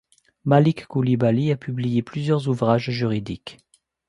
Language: French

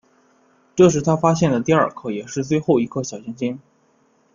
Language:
Chinese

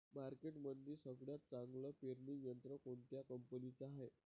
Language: Marathi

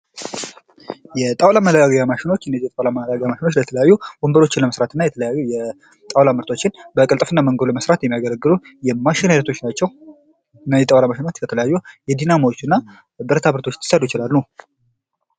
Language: Amharic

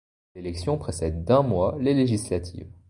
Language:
French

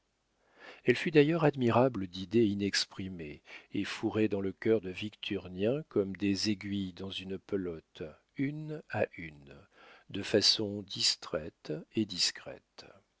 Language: French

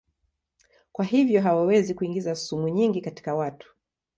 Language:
Swahili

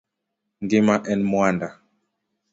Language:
Luo (Kenya and Tanzania)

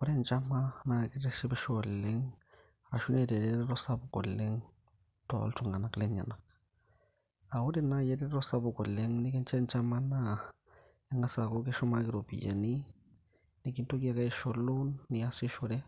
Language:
Masai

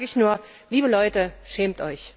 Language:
German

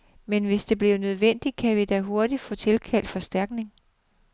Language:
Danish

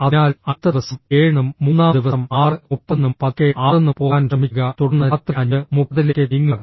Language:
Malayalam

